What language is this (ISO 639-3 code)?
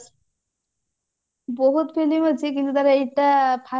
ori